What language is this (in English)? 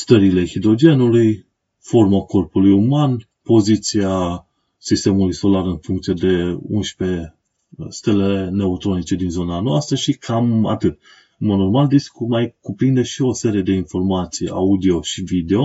Romanian